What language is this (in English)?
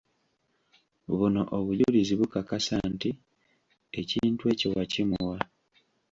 Ganda